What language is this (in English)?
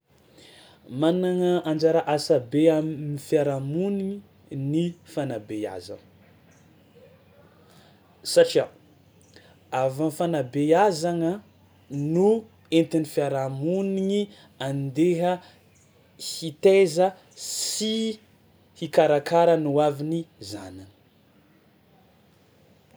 Tsimihety Malagasy